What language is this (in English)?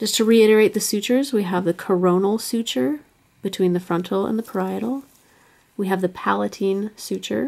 English